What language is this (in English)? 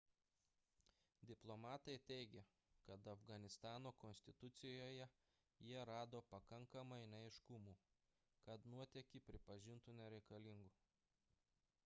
Lithuanian